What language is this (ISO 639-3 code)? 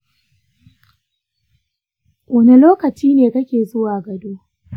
hau